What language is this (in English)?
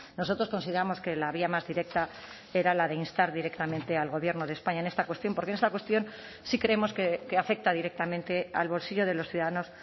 Spanish